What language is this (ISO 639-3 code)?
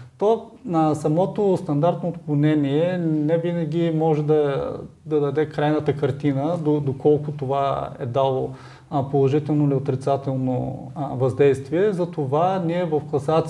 bul